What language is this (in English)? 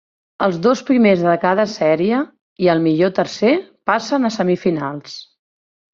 Catalan